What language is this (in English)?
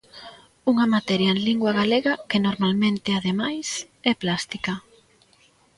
Galician